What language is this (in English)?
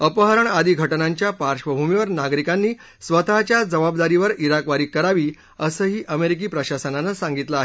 Marathi